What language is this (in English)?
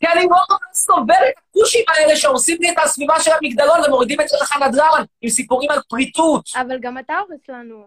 Hebrew